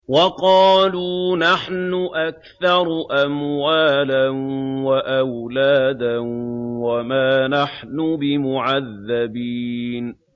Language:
Arabic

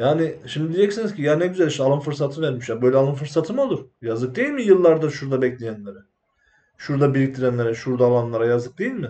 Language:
Turkish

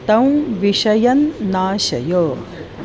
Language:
Sanskrit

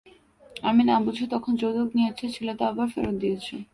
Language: Bangla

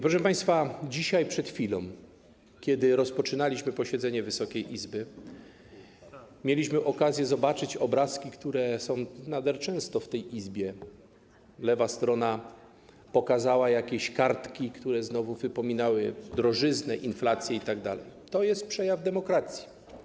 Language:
Polish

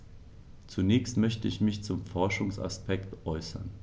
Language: German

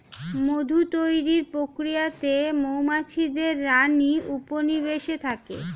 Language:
Bangla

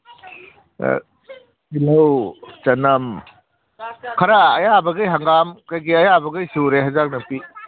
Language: Manipuri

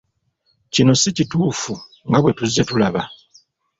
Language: Ganda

